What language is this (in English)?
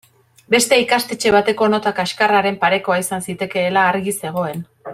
Basque